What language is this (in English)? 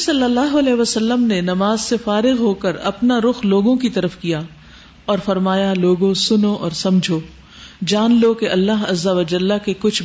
Urdu